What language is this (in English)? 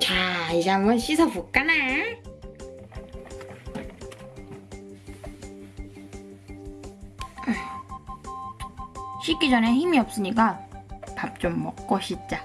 Korean